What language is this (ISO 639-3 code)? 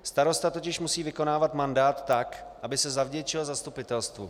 ces